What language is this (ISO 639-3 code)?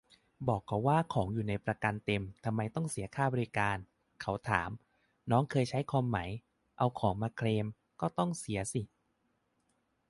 tha